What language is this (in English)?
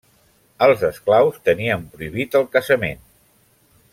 Catalan